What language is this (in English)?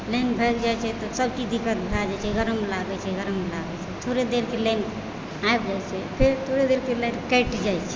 Maithili